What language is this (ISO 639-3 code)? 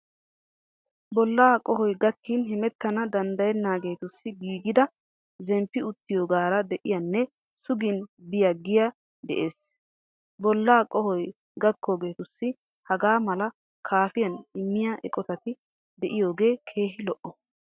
wal